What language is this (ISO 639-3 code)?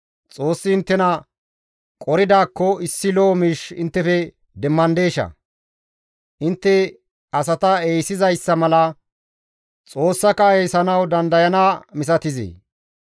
gmv